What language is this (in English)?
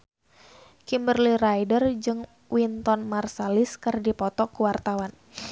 Sundanese